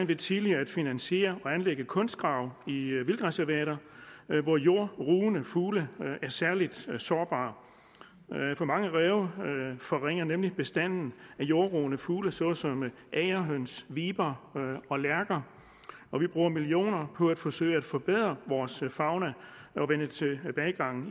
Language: Danish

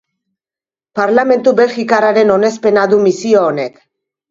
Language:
Basque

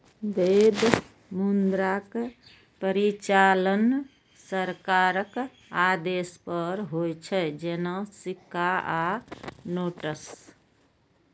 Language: Maithili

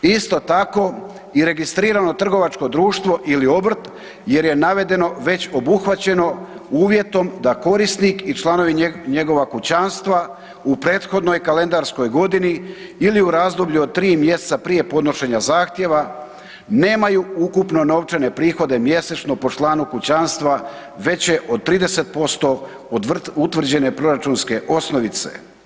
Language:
Croatian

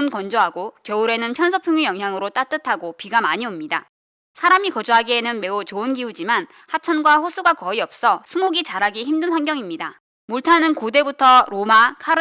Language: Korean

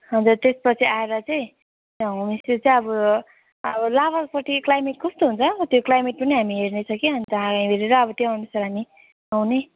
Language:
Nepali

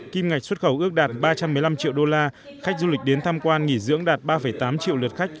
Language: Vietnamese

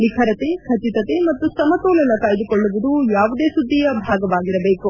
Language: Kannada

